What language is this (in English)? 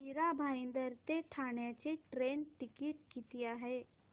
Marathi